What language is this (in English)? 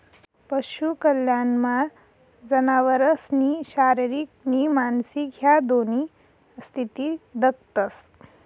Marathi